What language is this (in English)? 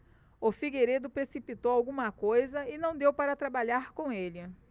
Portuguese